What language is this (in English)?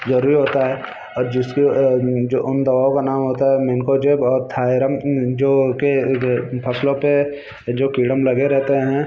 Hindi